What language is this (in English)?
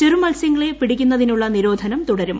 Malayalam